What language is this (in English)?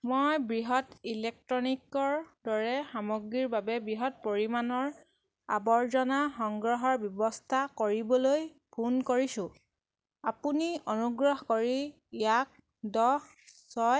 Assamese